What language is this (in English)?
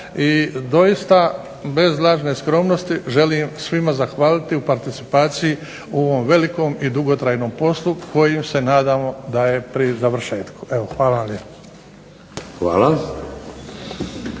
Croatian